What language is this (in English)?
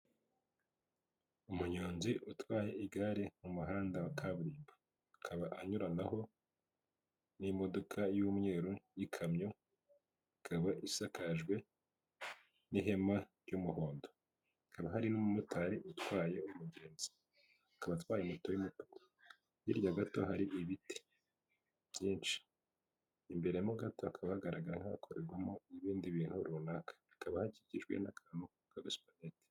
Kinyarwanda